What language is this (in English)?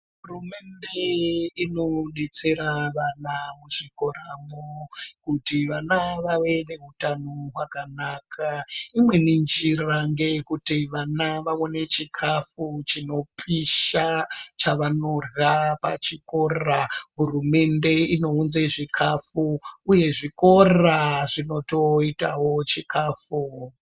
Ndau